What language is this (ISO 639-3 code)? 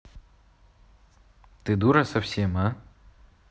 rus